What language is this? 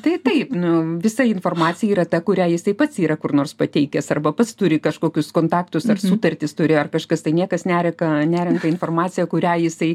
Lithuanian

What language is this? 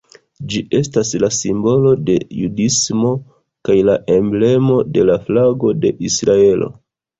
Esperanto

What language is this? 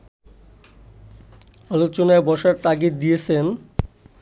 Bangla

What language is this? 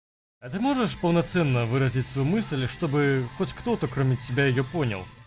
Russian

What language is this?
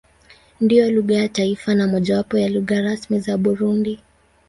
Swahili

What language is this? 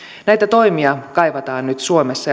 Finnish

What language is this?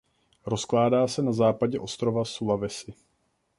Czech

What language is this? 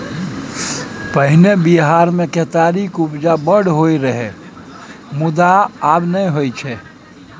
Maithili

